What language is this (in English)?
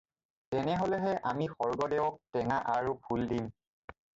Assamese